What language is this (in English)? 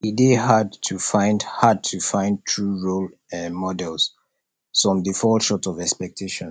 Nigerian Pidgin